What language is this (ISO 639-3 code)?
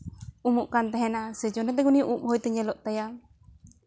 sat